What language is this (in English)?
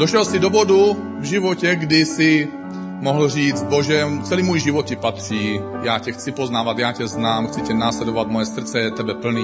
Czech